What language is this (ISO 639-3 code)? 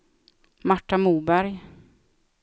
swe